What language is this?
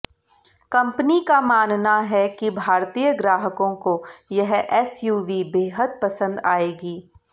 Hindi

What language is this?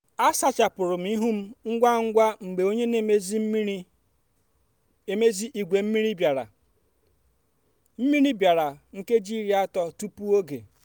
Igbo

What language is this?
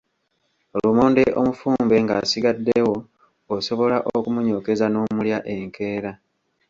Ganda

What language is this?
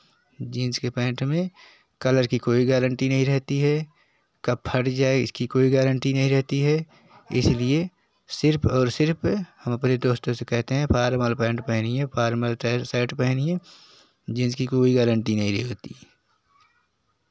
Hindi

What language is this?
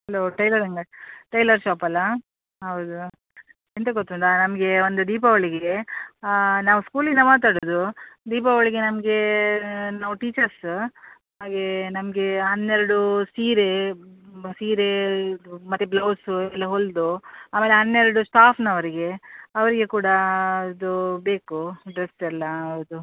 Kannada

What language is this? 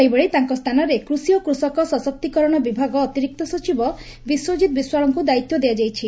Odia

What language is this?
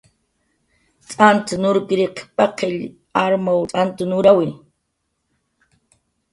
Jaqaru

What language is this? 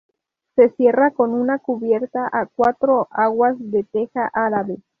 Spanish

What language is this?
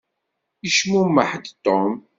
Kabyle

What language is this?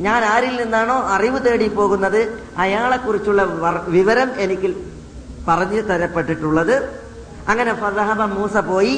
Malayalam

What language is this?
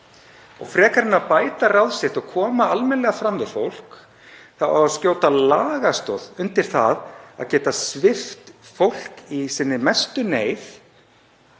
Icelandic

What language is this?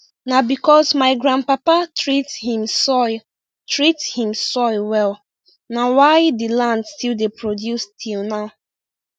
Nigerian Pidgin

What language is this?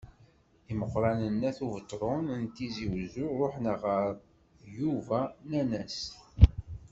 Kabyle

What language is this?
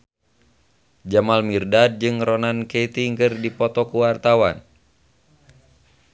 Sundanese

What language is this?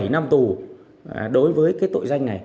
Vietnamese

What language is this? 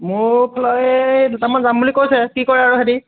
Assamese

